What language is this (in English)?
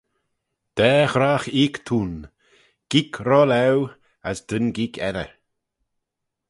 Manx